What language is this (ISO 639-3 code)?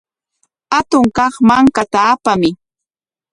qwa